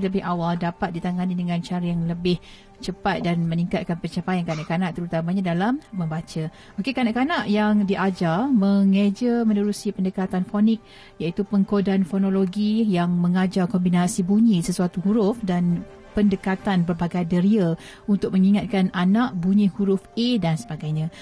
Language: Malay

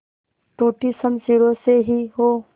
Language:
Hindi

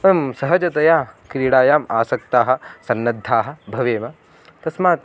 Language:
Sanskrit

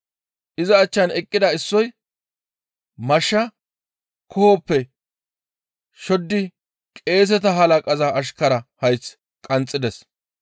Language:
Gamo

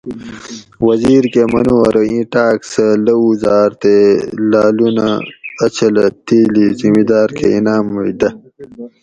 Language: Gawri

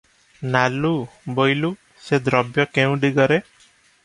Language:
Odia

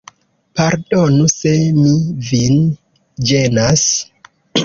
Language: Esperanto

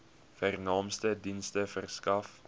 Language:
Afrikaans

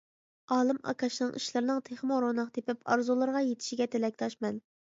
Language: Uyghur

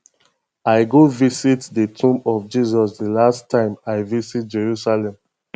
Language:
Nigerian Pidgin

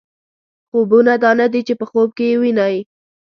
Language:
Pashto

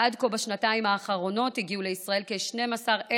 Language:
Hebrew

